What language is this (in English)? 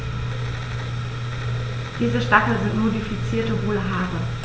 German